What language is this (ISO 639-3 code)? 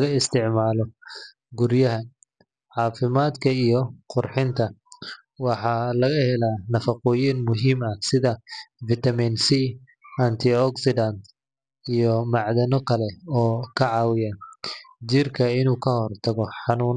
som